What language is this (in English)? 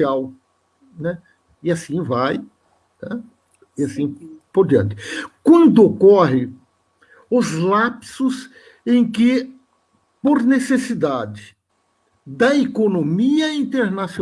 Portuguese